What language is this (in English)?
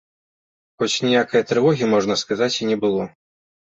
Belarusian